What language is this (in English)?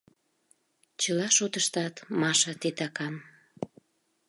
Mari